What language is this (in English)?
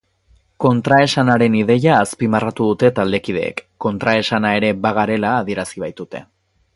Basque